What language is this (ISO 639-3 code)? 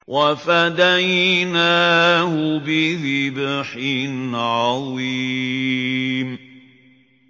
ara